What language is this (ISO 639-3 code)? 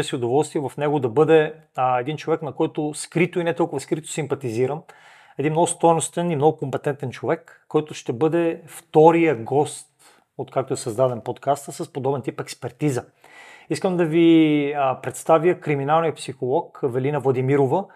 bul